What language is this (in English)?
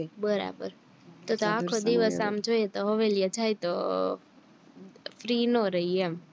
Gujarati